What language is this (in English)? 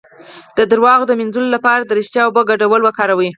Pashto